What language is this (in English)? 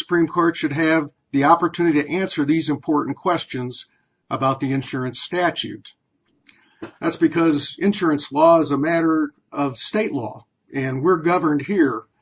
English